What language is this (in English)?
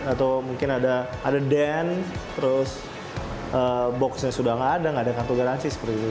Indonesian